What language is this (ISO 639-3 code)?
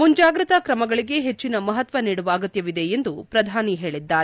kan